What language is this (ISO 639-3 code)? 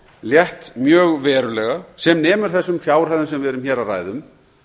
isl